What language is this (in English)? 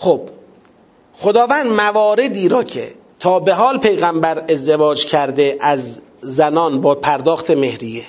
Persian